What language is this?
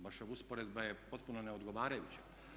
Croatian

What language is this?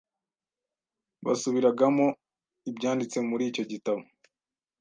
Kinyarwanda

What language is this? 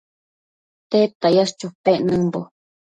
Matsés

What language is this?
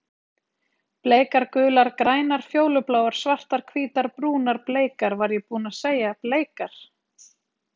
Icelandic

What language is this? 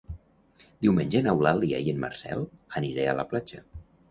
Catalan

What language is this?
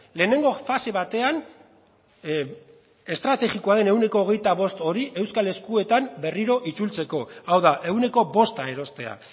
Basque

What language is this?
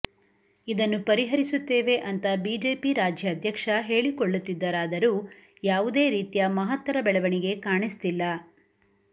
Kannada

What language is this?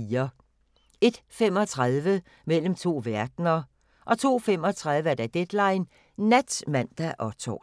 Danish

